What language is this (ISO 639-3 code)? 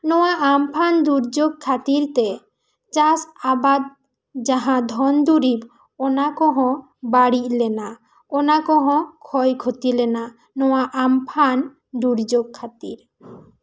sat